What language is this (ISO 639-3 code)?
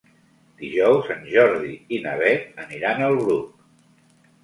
cat